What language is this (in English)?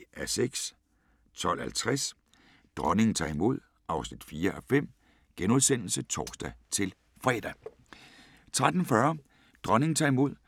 Danish